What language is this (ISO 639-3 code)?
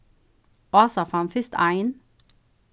fao